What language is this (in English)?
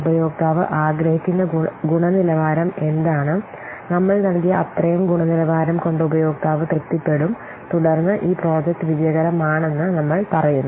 Malayalam